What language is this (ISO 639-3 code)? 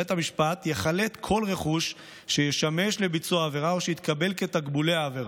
heb